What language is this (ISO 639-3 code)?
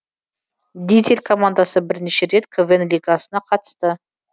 kaz